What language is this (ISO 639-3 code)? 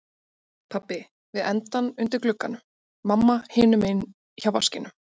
isl